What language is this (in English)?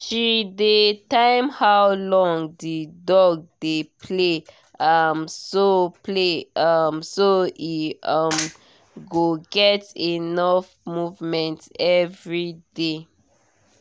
Nigerian Pidgin